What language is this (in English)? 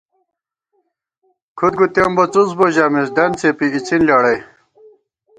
Gawar-Bati